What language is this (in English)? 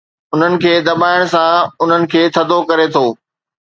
Sindhi